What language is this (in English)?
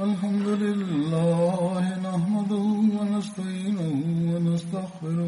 Turkish